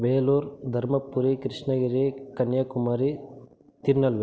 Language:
Tamil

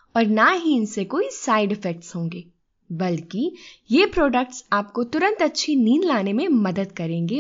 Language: Hindi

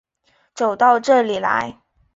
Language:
Chinese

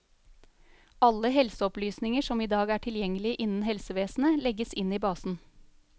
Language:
Norwegian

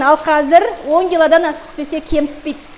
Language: Kazakh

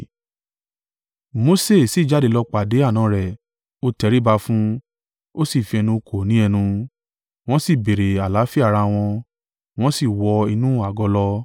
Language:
Yoruba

